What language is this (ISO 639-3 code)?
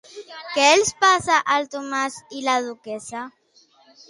cat